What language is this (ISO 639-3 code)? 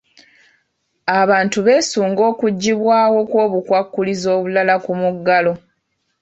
lug